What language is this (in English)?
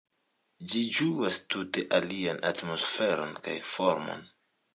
Esperanto